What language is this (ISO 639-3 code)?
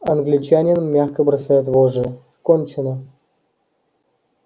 rus